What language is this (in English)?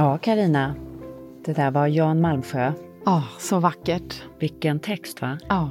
Swedish